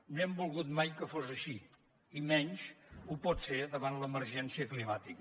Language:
Catalan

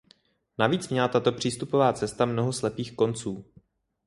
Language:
Czech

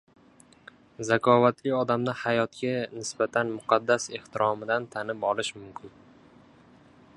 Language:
Uzbek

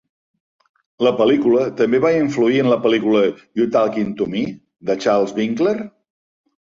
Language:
Catalan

